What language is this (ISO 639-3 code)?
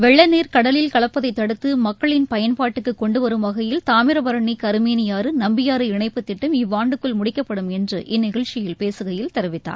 tam